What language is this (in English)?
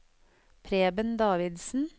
Norwegian